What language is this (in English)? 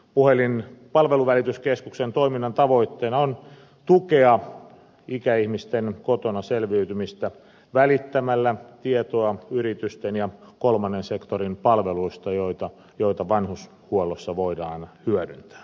Finnish